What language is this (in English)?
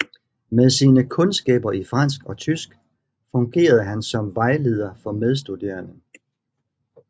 Danish